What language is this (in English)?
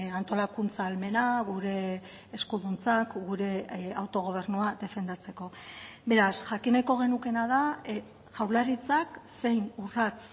Basque